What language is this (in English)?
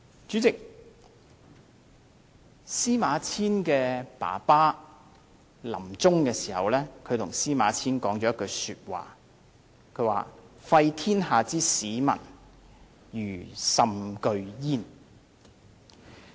Cantonese